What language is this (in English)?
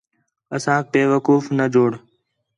Khetrani